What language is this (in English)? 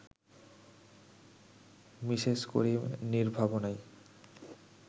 Bangla